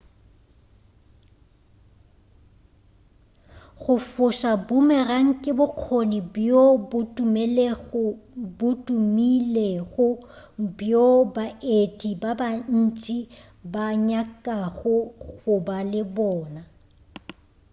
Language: Northern Sotho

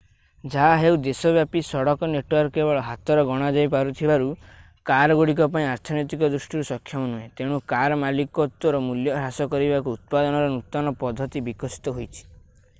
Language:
Odia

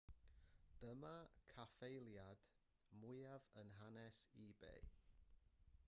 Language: Welsh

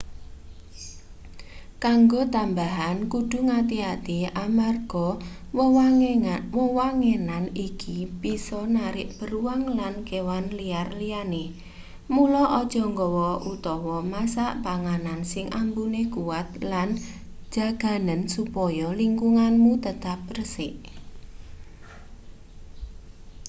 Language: Javanese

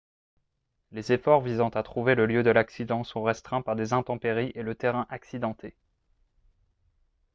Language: French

